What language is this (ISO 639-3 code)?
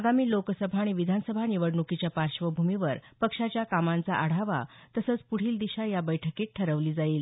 mar